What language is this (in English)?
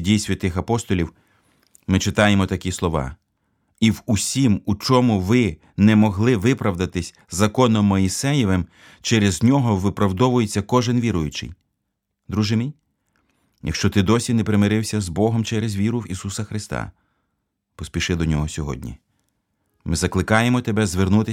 Ukrainian